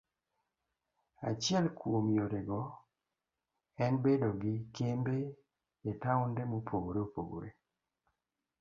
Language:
Luo (Kenya and Tanzania)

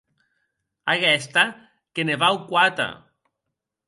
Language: Occitan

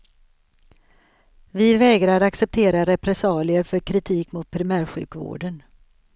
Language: Swedish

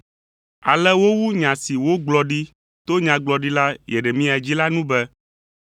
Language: Ewe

